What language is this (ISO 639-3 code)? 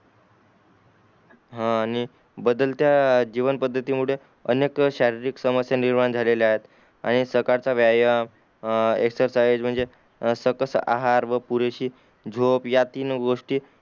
mar